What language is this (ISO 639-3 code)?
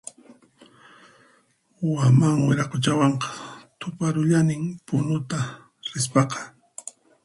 qxp